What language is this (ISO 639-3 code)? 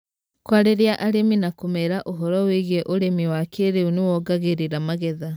kik